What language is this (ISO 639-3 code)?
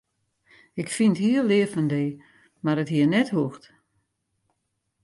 fry